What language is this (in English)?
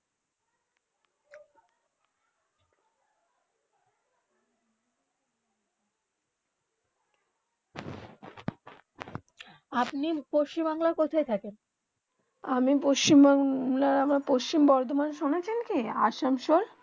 Bangla